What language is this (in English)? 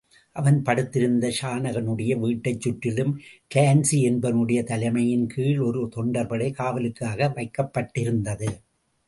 Tamil